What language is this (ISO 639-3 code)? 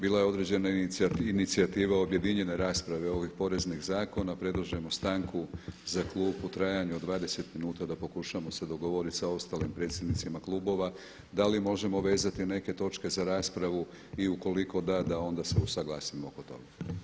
hrv